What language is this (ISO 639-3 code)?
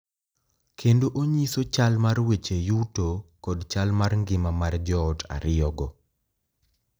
luo